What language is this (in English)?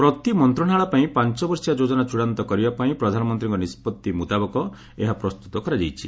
Odia